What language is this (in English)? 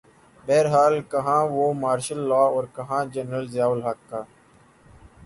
Urdu